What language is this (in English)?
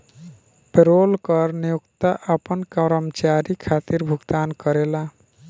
Bhojpuri